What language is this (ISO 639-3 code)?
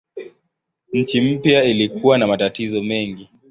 swa